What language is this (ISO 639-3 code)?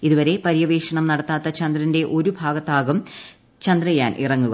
mal